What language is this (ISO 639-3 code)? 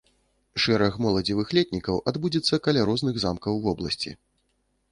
bel